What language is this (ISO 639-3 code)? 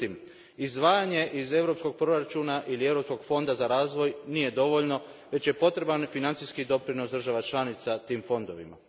hrv